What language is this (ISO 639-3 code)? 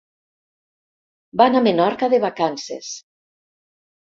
cat